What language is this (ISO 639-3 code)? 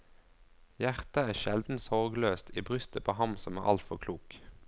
nor